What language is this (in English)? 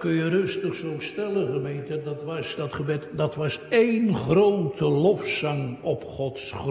Dutch